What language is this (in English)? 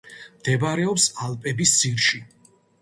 Georgian